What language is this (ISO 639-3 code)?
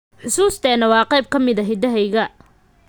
som